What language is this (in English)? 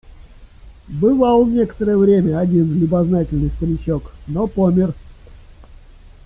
Russian